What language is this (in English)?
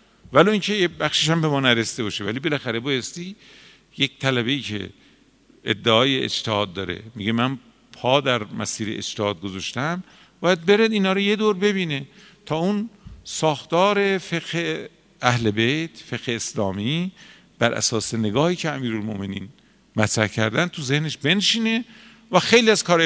Persian